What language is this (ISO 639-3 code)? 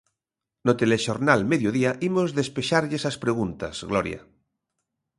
glg